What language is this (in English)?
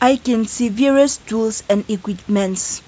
English